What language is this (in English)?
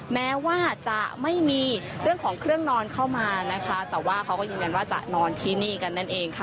Thai